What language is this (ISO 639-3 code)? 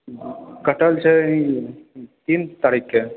mai